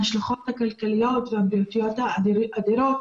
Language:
Hebrew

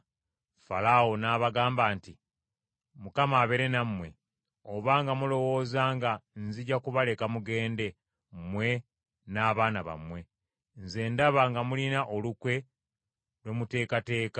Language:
Ganda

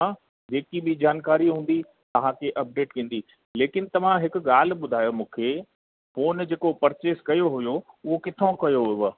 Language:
Sindhi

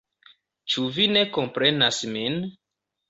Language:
Esperanto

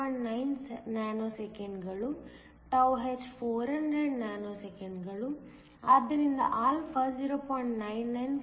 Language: Kannada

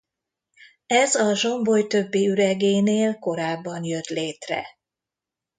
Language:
Hungarian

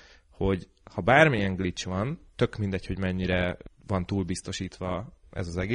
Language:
Hungarian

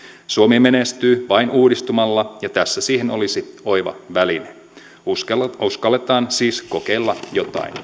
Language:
Finnish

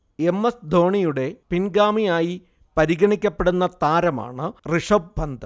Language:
Malayalam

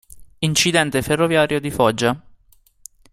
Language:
Italian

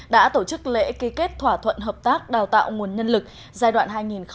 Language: Vietnamese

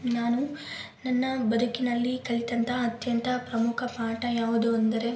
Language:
Kannada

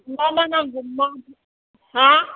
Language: Bodo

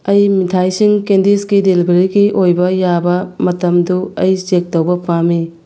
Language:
Manipuri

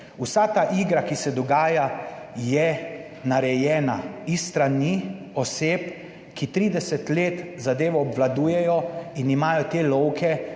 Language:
Slovenian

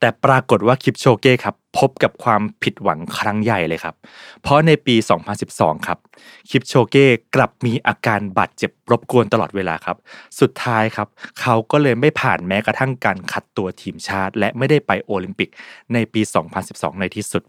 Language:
Thai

